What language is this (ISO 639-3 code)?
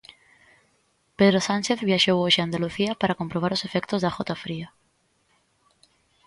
glg